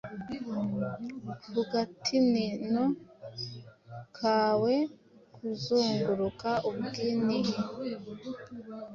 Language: Kinyarwanda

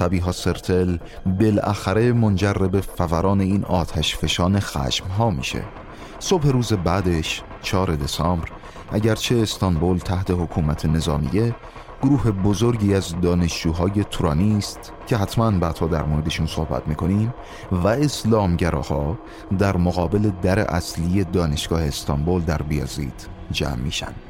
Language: Persian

